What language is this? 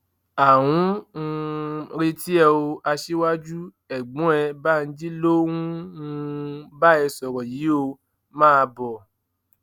Yoruba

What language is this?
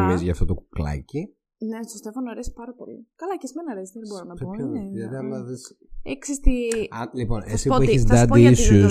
Greek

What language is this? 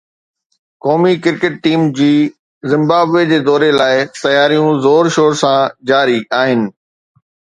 Sindhi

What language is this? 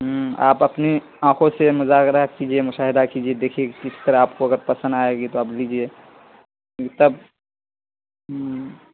Urdu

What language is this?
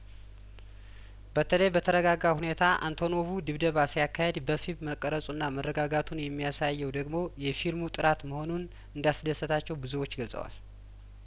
Amharic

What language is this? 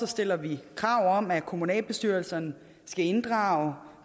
Danish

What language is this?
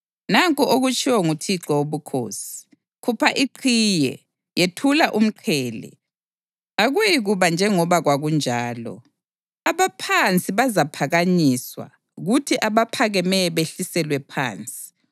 North Ndebele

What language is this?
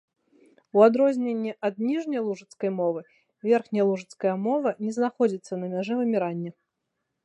Belarusian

